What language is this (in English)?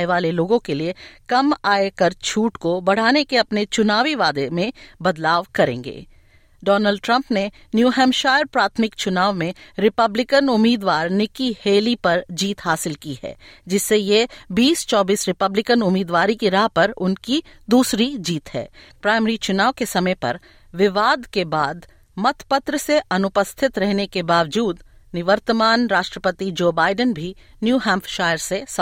Hindi